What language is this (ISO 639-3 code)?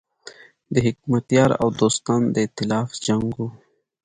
pus